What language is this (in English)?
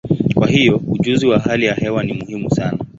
Swahili